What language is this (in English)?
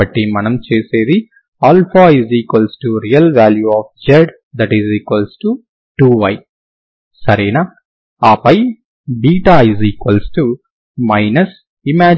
Telugu